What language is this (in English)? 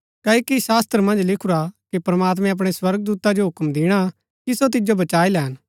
Gaddi